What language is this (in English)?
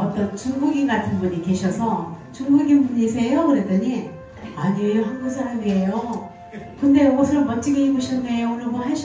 Korean